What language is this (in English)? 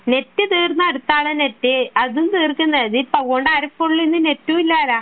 Malayalam